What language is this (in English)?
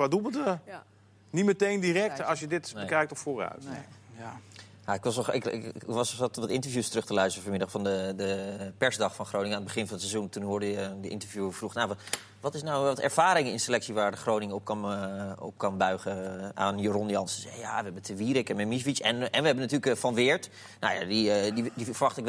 Dutch